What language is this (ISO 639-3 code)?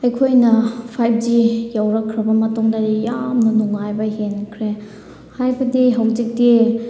mni